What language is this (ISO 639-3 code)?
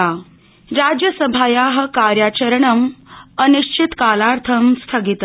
san